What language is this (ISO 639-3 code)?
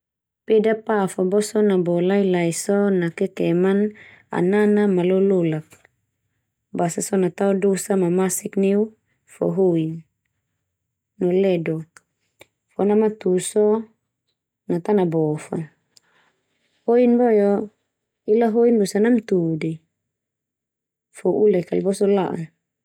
twu